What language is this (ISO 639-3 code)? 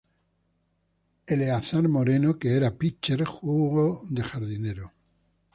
spa